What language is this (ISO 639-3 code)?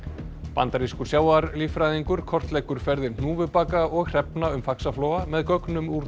isl